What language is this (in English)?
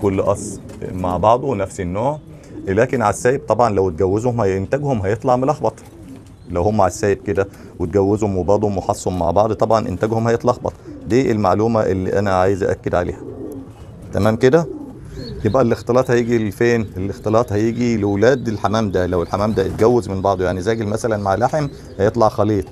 Arabic